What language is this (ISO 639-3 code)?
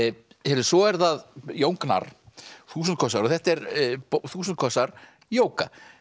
isl